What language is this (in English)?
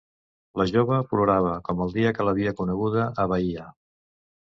Catalan